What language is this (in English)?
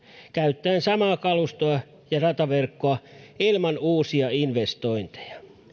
Finnish